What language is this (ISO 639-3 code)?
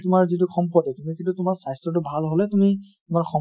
asm